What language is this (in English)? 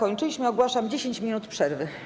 Polish